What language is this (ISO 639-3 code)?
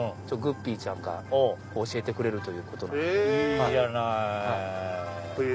jpn